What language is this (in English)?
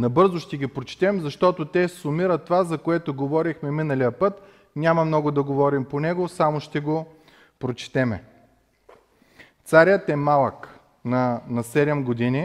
Bulgarian